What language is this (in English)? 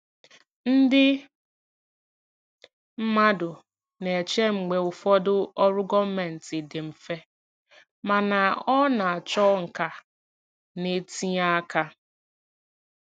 Igbo